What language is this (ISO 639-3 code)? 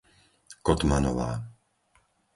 slk